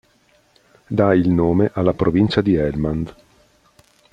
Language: Italian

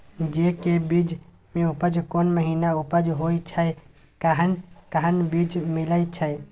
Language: Maithili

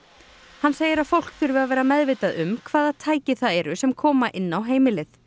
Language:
Icelandic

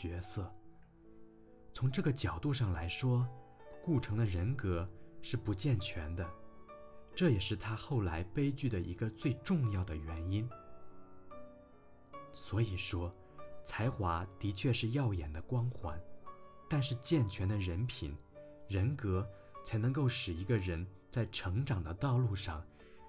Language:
Chinese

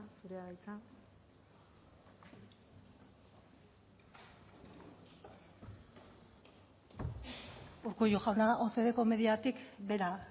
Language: Basque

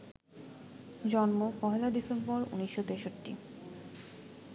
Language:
Bangla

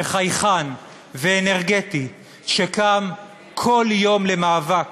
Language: Hebrew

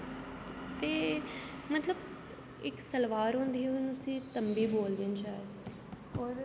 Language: Dogri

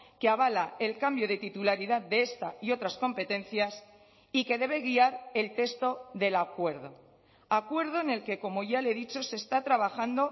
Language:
Spanish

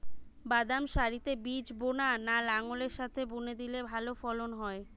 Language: Bangla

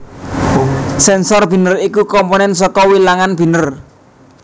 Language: Javanese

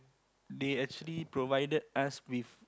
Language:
English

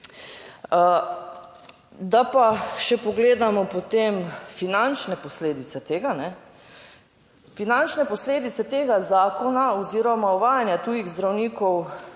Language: Slovenian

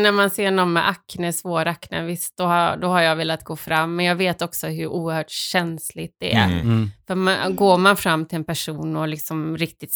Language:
Swedish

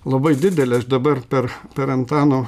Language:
Lithuanian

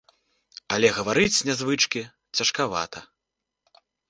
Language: Belarusian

